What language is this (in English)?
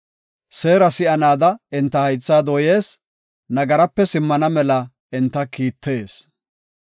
Gofa